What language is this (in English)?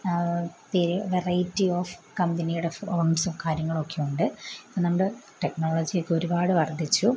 Malayalam